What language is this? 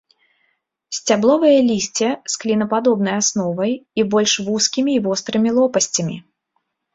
Belarusian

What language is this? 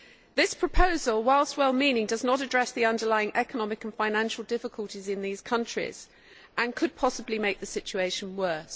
English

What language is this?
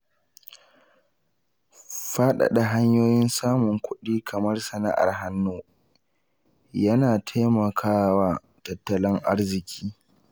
Hausa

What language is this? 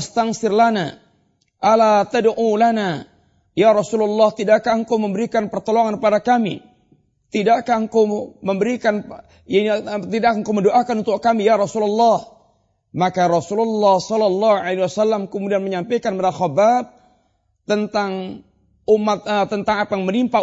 Malay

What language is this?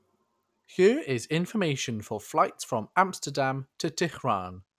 English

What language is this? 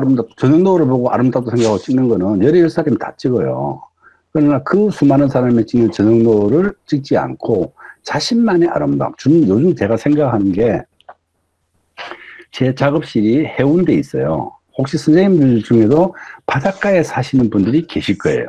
Korean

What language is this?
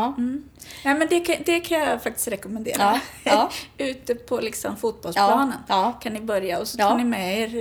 Swedish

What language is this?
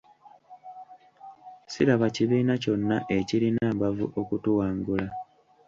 Ganda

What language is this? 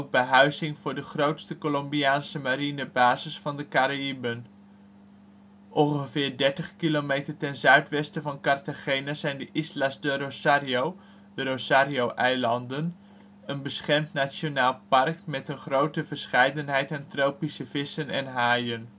Dutch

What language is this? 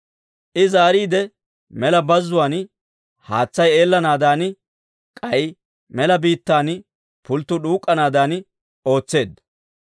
Dawro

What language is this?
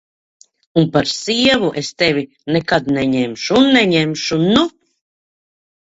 Latvian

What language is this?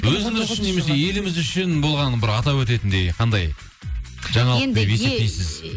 Kazakh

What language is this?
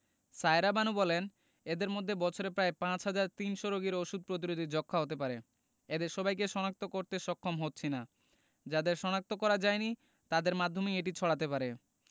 Bangla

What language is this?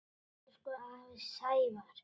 Icelandic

